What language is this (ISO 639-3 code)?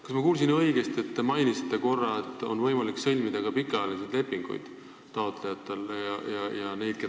est